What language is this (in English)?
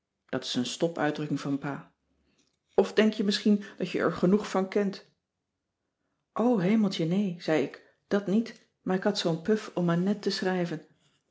Dutch